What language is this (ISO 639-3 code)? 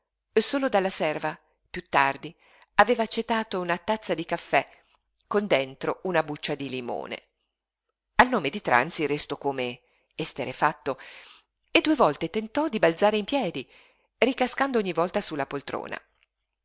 ita